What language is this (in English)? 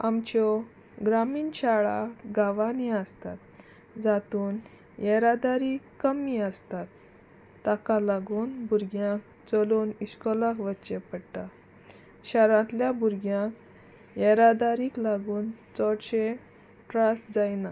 Konkani